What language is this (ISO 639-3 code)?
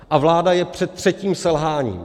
ces